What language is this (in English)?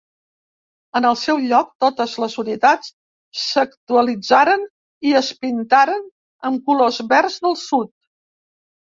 Catalan